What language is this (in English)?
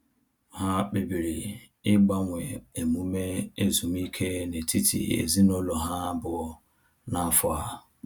Igbo